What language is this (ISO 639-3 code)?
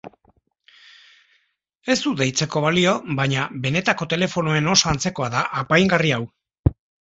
eus